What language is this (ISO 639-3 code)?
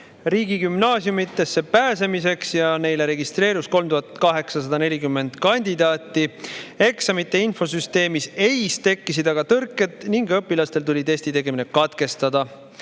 est